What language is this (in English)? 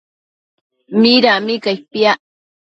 Matsés